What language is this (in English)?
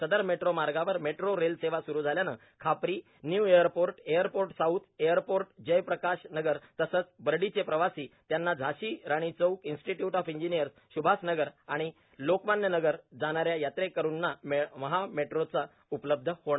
Marathi